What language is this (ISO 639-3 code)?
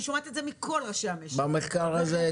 heb